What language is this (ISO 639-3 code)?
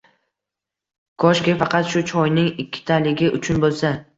uzb